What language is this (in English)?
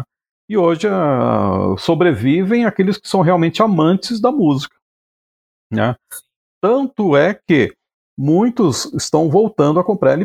Portuguese